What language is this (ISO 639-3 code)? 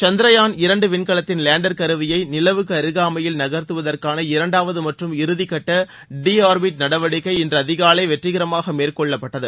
tam